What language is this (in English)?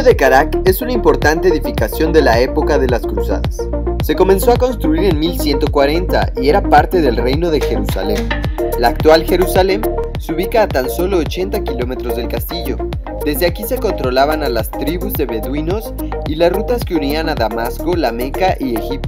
Spanish